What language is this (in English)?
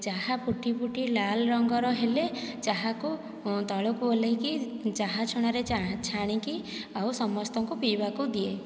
Odia